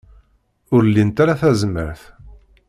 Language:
Kabyle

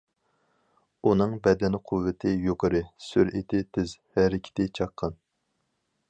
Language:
Uyghur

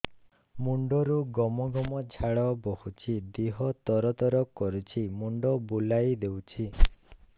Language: Odia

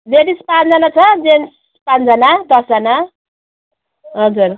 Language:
Nepali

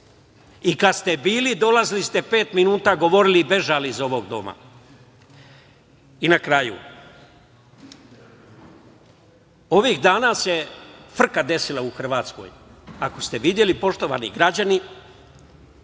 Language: Serbian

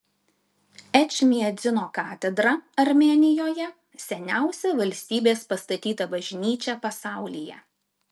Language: Lithuanian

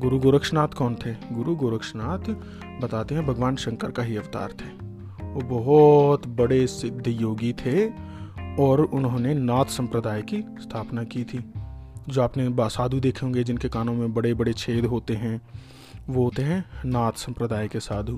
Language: Hindi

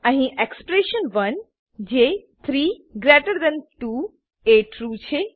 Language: Gujarati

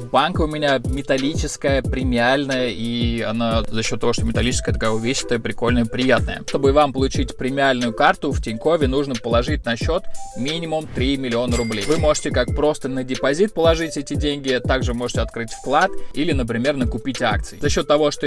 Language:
Russian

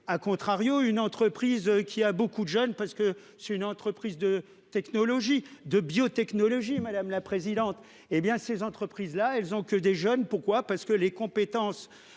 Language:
French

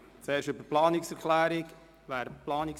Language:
Swiss German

